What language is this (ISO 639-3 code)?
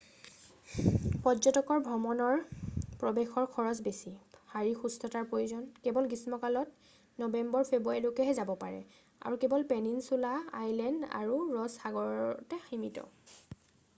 asm